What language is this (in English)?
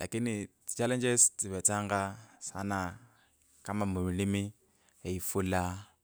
Kabras